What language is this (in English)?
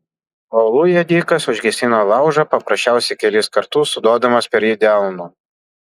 Lithuanian